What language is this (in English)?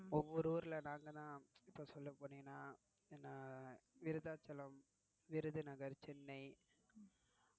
Tamil